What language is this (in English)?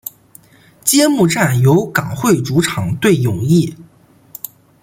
Chinese